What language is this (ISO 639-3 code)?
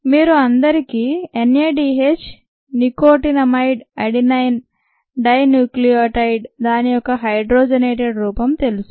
tel